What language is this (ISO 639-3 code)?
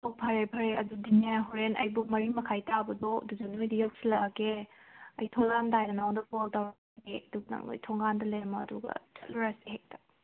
mni